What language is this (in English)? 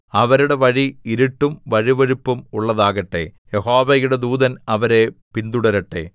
Malayalam